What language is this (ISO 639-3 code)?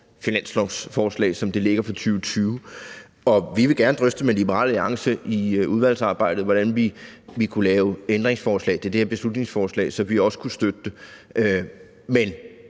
dan